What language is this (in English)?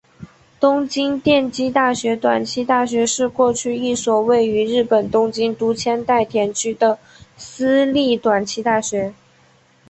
Chinese